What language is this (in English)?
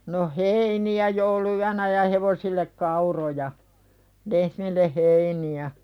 Finnish